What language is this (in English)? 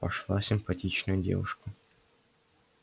Russian